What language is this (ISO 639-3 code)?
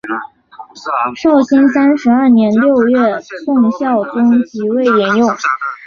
zho